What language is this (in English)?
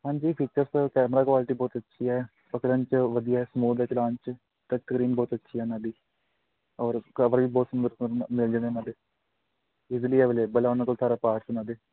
Punjabi